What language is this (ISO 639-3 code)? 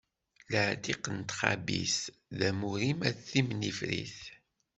kab